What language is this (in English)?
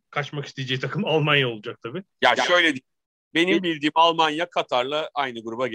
Turkish